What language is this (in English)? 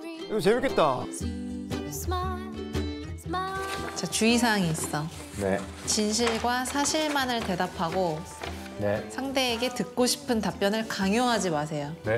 Korean